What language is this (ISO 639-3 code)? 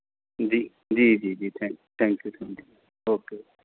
pan